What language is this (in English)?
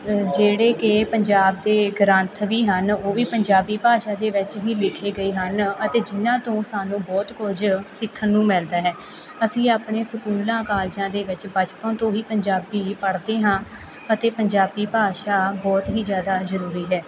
Punjabi